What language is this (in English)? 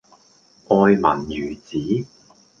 Cantonese